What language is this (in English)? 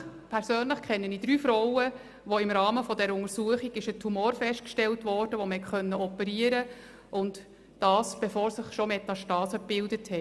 Swiss German